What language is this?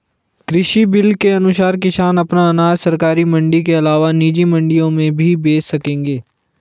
Hindi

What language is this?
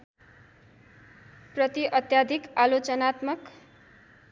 Nepali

